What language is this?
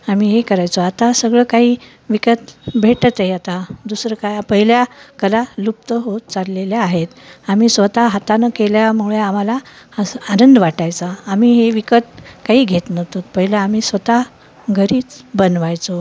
Marathi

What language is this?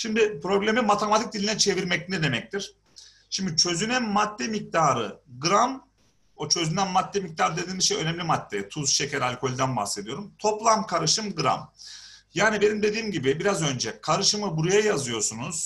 Turkish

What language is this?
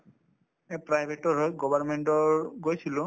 Assamese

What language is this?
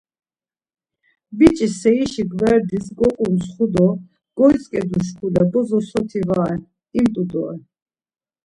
Laz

